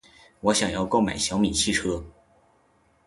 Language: Chinese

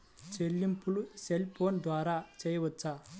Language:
Telugu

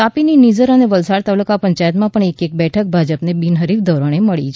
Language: Gujarati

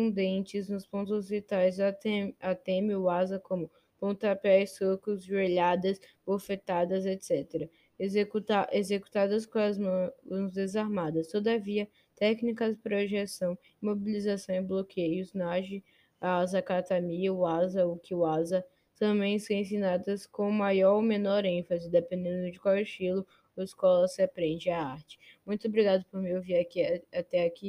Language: Portuguese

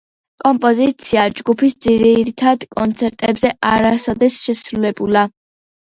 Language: Georgian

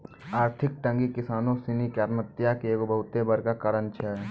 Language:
Maithili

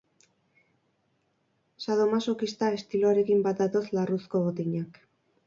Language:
Basque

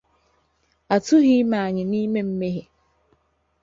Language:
Igbo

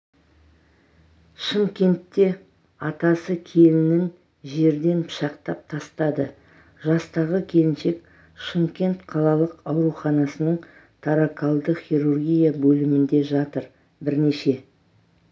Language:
Kazakh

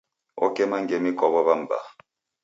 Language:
Taita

